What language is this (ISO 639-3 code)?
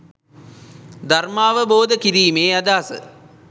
sin